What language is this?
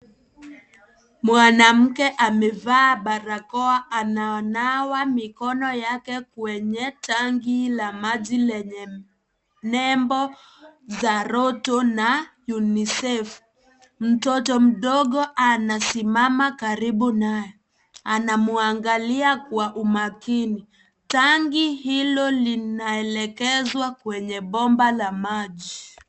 Swahili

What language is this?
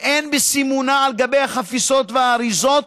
Hebrew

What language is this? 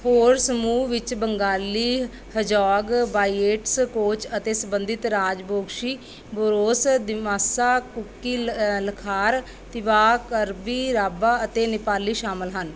Punjabi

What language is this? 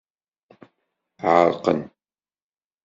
Kabyle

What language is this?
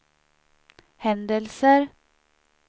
Swedish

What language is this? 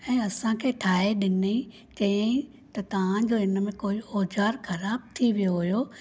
Sindhi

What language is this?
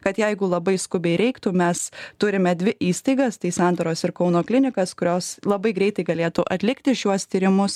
Lithuanian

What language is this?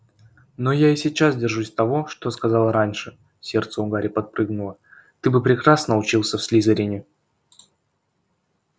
Russian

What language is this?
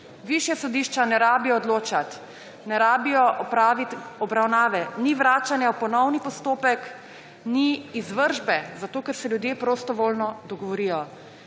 Slovenian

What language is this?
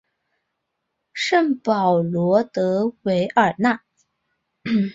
Chinese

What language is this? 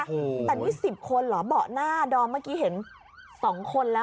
Thai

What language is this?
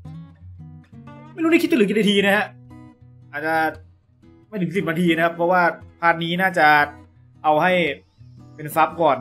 Thai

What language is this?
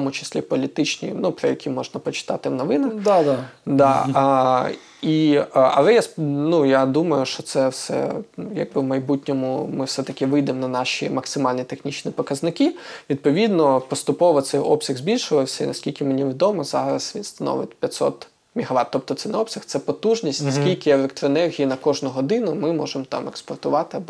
Ukrainian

